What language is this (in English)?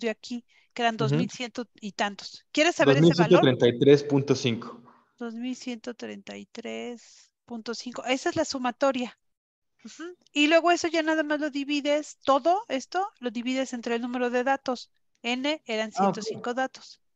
Spanish